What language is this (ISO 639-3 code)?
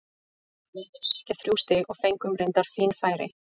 isl